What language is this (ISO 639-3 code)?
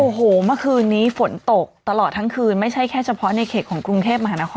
tha